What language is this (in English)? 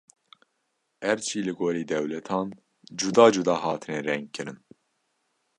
Kurdish